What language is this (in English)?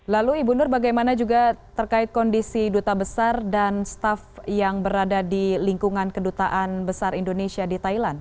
Indonesian